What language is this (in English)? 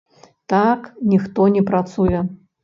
Belarusian